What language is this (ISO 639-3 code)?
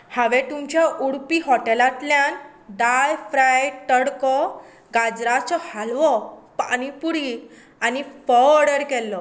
kok